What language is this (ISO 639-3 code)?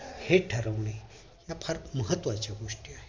mar